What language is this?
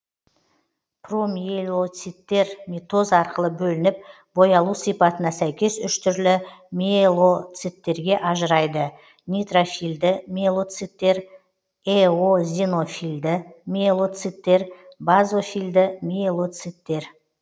Kazakh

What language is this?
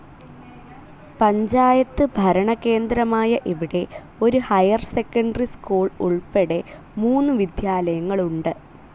Malayalam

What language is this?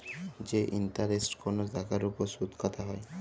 Bangla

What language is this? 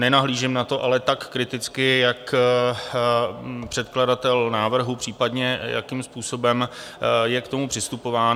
Czech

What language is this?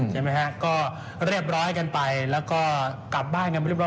Thai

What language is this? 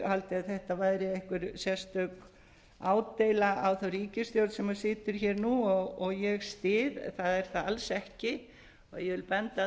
Icelandic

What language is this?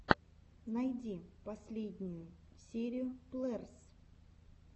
Russian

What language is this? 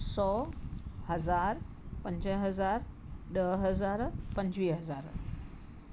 Sindhi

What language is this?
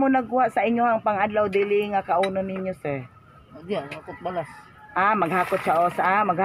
Filipino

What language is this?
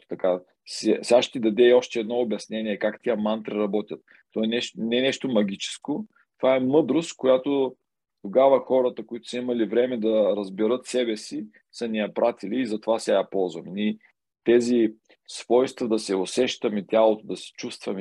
Bulgarian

